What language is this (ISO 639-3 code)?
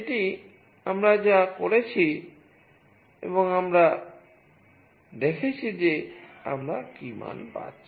ben